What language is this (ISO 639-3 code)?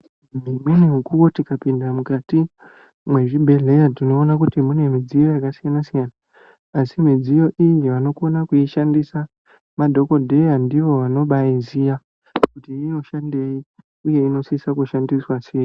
ndc